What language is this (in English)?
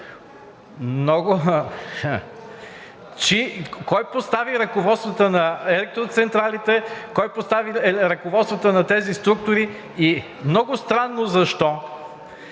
Bulgarian